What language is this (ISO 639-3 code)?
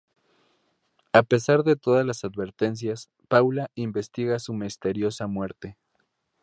spa